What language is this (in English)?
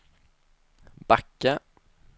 Swedish